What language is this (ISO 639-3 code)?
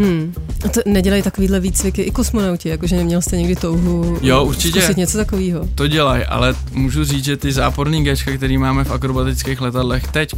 ces